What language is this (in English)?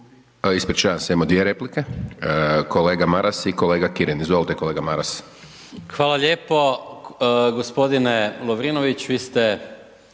Croatian